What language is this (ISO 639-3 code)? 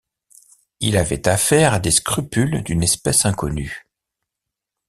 fra